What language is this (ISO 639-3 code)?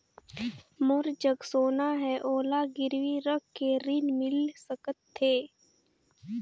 hne